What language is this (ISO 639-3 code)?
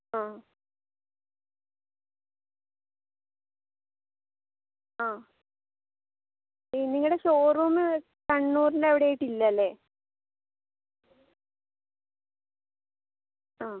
mal